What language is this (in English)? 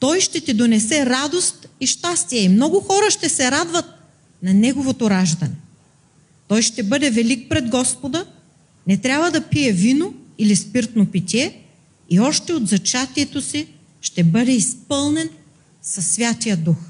Bulgarian